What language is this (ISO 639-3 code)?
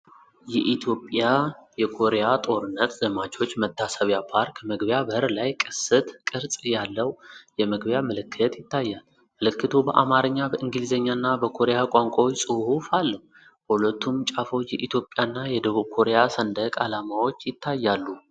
amh